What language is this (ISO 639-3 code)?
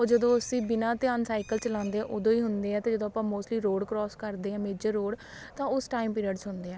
pan